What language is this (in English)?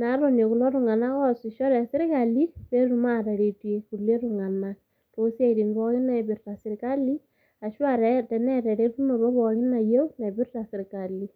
Masai